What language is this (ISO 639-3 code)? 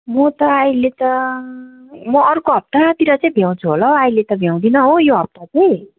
nep